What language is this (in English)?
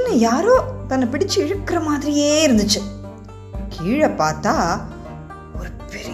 Tamil